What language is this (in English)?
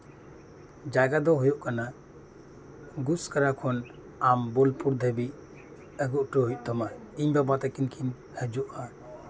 Santali